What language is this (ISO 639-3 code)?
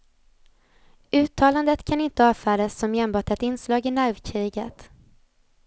swe